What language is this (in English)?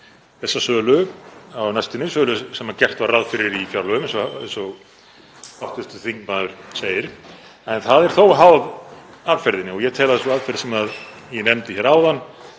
Icelandic